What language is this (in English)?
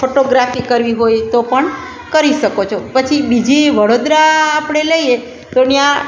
Gujarati